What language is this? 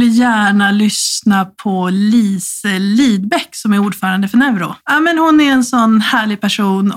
Swedish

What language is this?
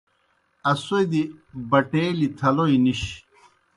Kohistani Shina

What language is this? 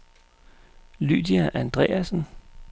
Danish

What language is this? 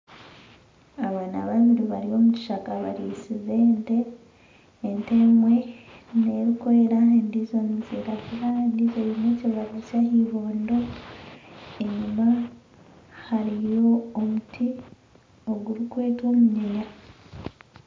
Nyankole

